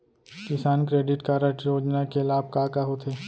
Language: Chhattisgarhi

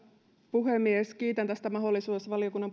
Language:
Finnish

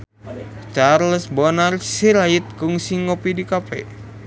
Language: Sundanese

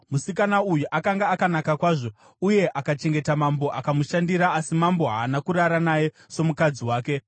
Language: Shona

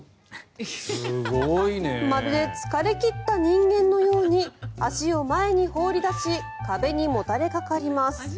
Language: Japanese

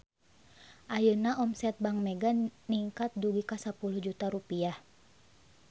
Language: Sundanese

